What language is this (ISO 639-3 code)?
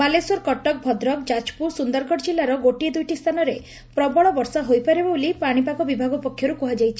ori